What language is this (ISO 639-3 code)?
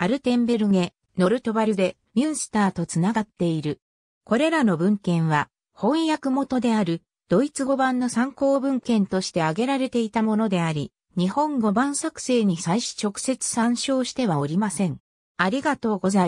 jpn